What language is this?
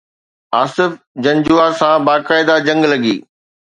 Sindhi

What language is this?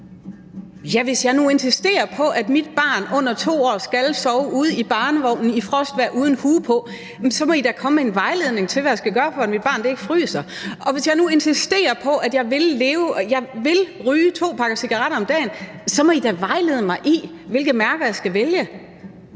Danish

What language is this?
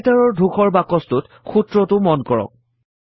Assamese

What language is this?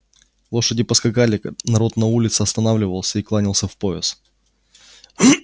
Russian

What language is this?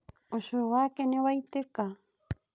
Kikuyu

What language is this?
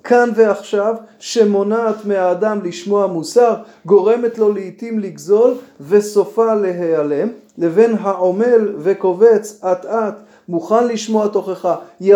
Hebrew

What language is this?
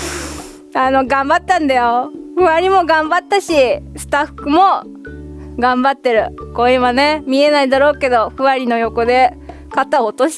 Japanese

